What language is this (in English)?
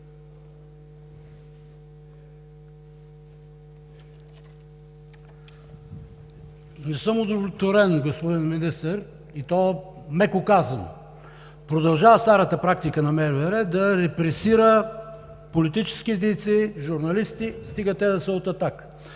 Bulgarian